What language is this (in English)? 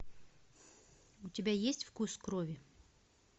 Russian